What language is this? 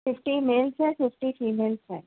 Urdu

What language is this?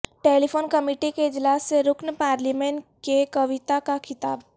Urdu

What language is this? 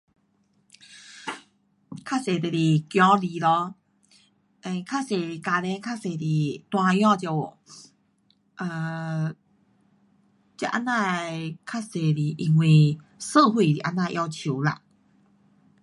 Pu-Xian Chinese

